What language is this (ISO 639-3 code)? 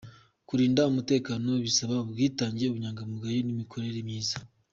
kin